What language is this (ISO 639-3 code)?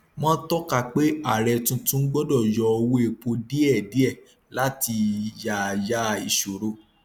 yor